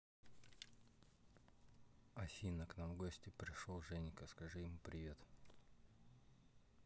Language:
Russian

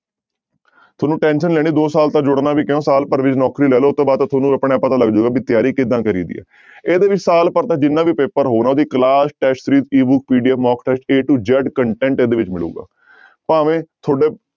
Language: Punjabi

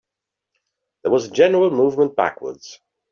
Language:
English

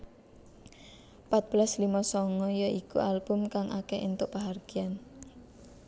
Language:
Javanese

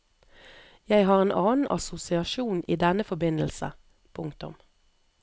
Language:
Norwegian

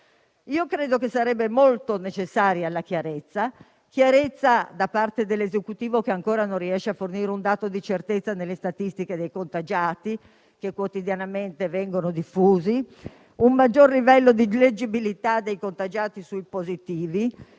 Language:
Italian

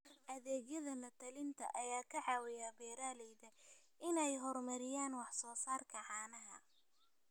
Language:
Somali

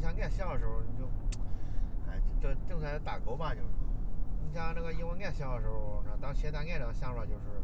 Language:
Chinese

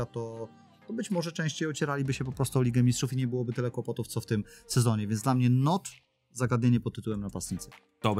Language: Polish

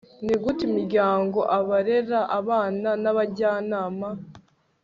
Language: Kinyarwanda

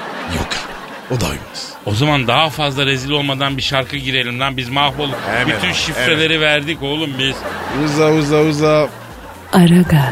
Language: Turkish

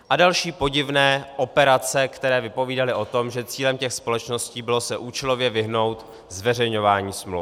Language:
Czech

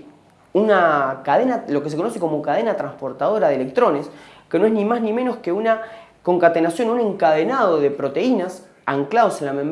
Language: Spanish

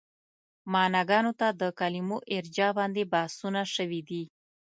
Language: Pashto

